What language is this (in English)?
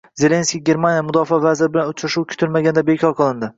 Uzbek